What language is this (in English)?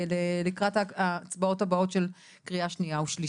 Hebrew